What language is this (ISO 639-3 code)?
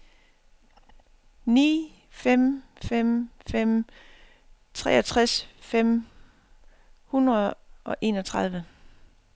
dan